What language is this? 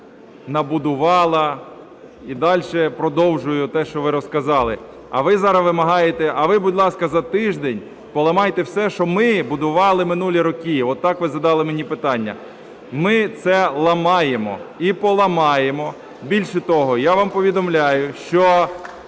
Ukrainian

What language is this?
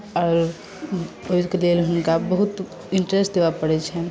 Maithili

